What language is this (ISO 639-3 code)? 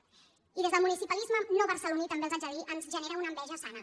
cat